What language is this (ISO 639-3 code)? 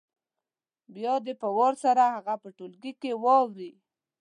pus